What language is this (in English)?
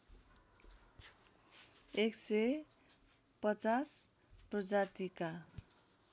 Nepali